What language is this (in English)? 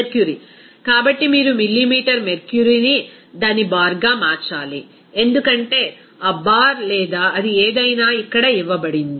Telugu